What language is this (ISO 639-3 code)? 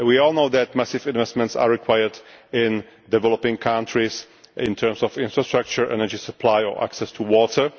eng